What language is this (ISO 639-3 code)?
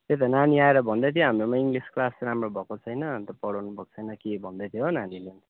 nep